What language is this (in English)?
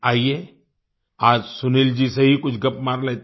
Hindi